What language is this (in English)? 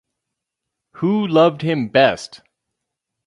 English